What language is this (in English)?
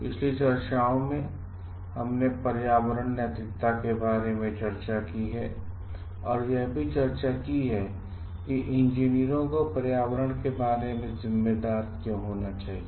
Hindi